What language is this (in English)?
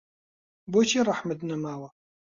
Central Kurdish